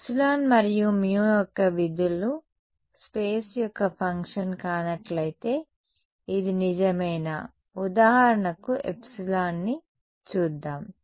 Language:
Telugu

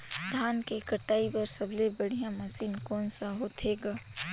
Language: Chhattisgarhi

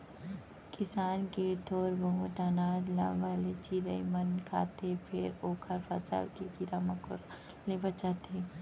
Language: Chhattisgarhi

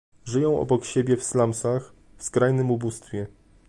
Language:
Polish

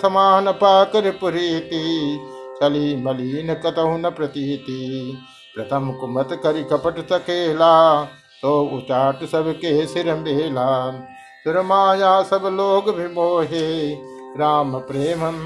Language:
Hindi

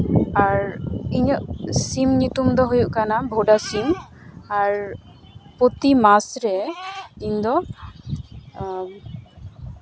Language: Santali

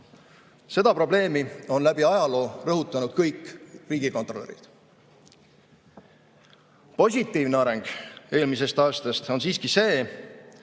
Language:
Estonian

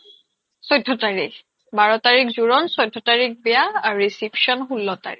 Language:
Assamese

